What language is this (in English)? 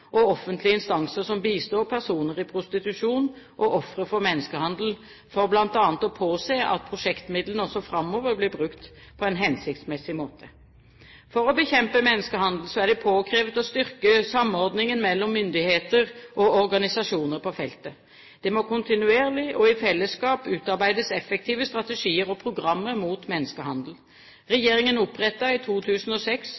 Norwegian Bokmål